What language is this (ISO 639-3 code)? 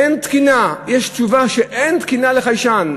heb